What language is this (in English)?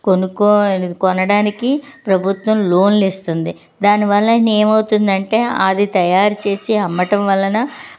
Telugu